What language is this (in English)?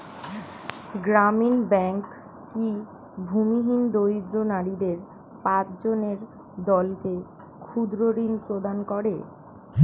Bangla